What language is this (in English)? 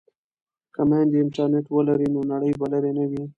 Pashto